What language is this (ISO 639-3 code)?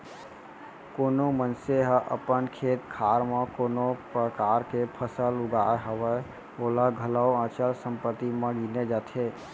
hne